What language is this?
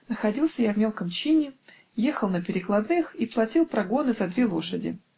Russian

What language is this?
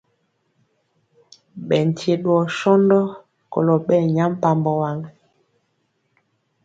Mpiemo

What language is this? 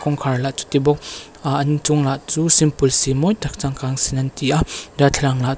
Mizo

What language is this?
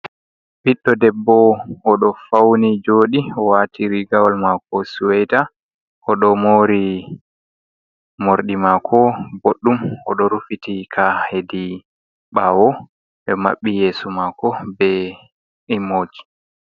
Fula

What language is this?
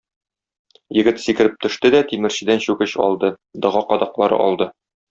Tatar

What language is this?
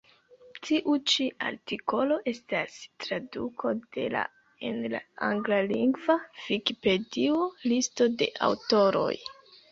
Esperanto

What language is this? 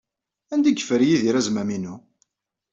Kabyle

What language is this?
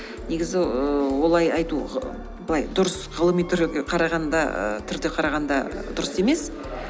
Kazakh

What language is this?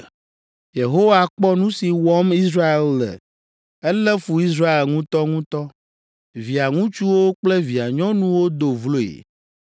Ewe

